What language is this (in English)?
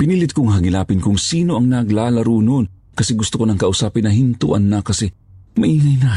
Filipino